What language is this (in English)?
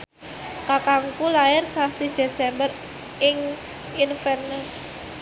Javanese